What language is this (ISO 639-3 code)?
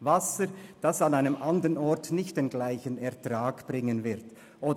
gsw